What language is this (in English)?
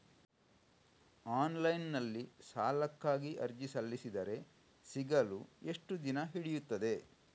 Kannada